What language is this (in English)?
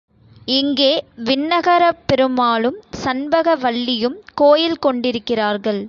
Tamil